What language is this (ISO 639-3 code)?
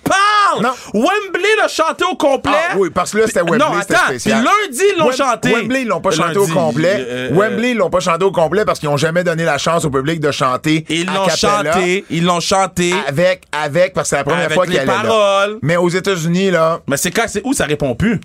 fra